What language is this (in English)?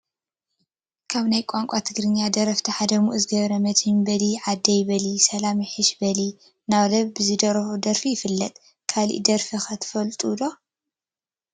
Tigrinya